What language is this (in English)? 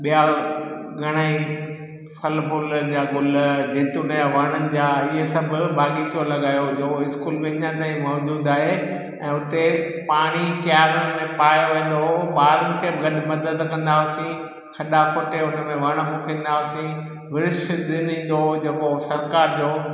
Sindhi